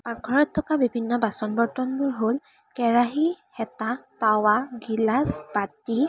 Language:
Assamese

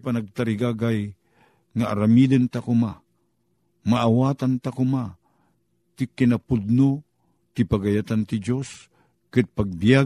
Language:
Filipino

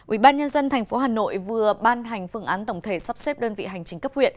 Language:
Vietnamese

